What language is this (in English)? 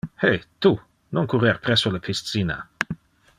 Interlingua